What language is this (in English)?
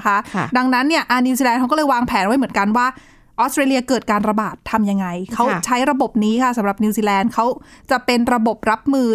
Thai